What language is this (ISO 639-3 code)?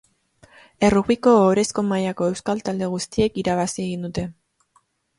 eus